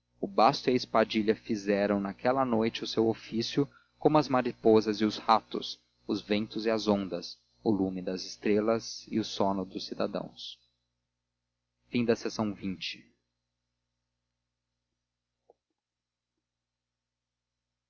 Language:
Portuguese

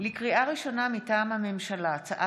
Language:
Hebrew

